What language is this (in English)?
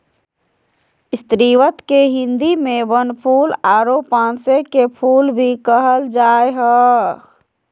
Magahi